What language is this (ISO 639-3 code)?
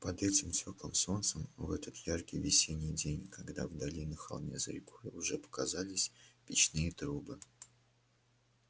rus